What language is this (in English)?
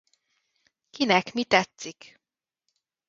Hungarian